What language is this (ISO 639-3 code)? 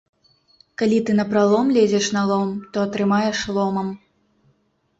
bel